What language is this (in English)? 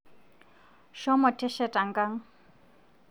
Masai